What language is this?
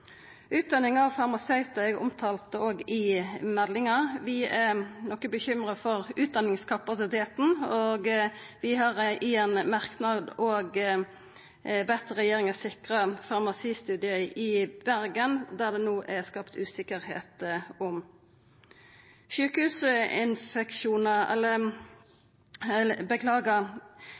Norwegian Nynorsk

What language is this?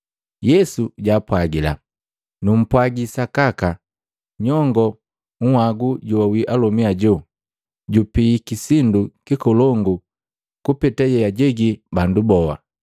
Matengo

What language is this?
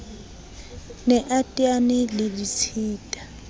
Southern Sotho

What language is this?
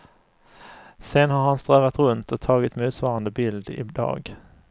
Swedish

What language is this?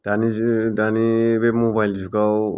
Bodo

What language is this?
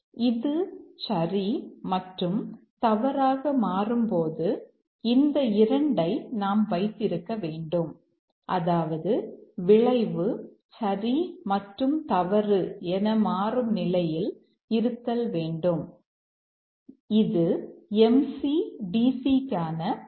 Tamil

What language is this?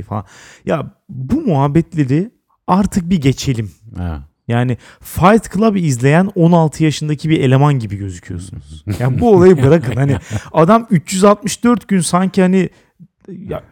Turkish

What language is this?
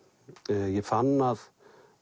Icelandic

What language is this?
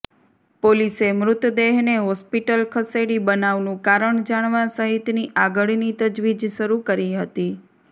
Gujarati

